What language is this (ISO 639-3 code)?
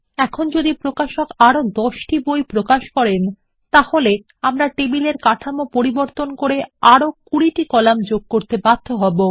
ben